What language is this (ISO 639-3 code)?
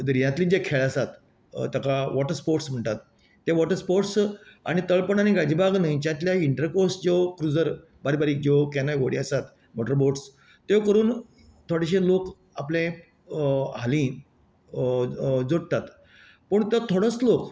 kok